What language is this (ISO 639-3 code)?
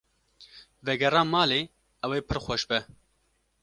kur